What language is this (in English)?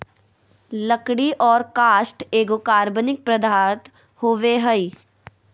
Magahi